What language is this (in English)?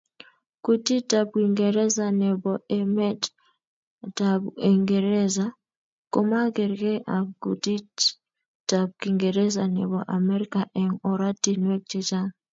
Kalenjin